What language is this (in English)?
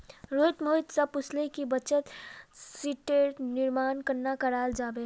Magahi